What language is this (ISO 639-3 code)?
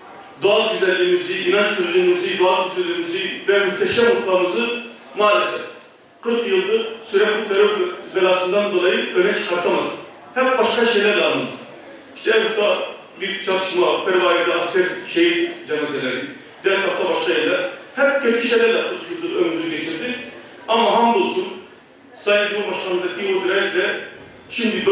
tur